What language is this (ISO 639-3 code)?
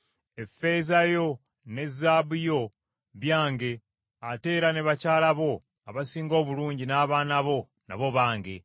lug